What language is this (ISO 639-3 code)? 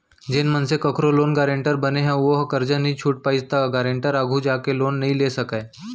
hne